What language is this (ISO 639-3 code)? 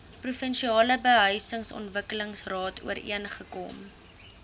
afr